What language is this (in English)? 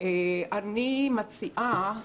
Hebrew